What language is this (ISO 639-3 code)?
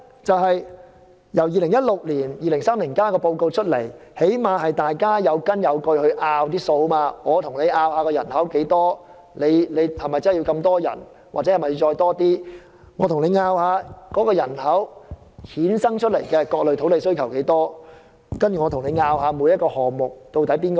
yue